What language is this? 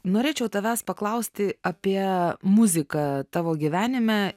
Lithuanian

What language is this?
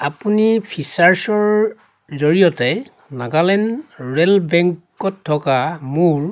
Assamese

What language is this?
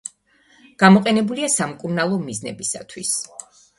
Georgian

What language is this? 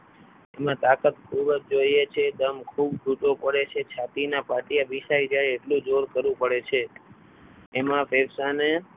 Gujarati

